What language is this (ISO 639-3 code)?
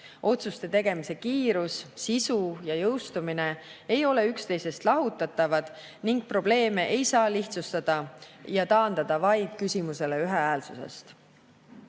est